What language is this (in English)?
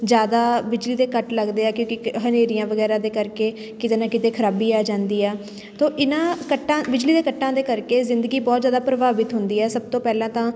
Punjabi